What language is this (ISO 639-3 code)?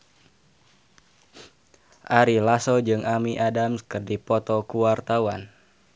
sun